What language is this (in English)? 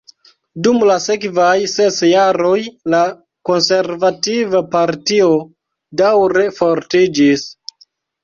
Esperanto